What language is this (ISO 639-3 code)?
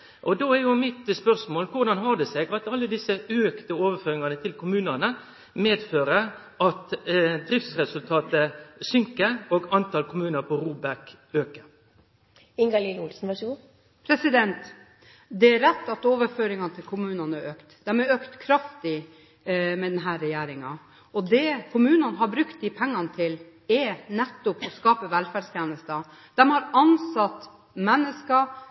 nor